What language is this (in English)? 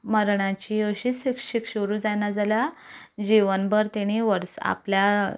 Konkani